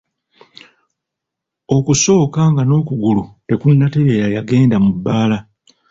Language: Ganda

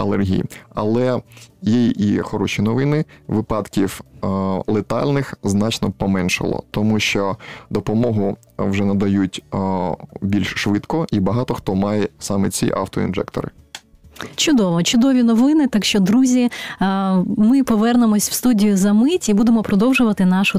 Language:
Ukrainian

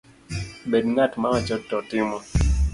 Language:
Luo (Kenya and Tanzania)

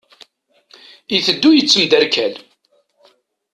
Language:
Kabyle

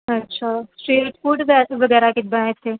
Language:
Punjabi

